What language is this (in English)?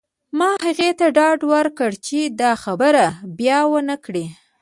Pashto